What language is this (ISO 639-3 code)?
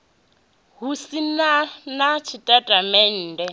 ven